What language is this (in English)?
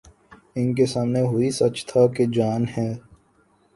Urdu